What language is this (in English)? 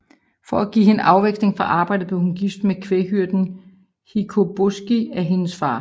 Danish